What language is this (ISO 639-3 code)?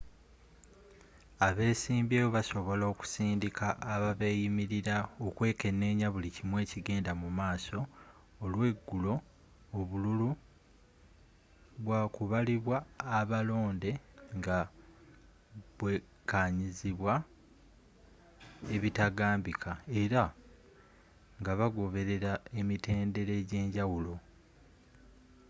lug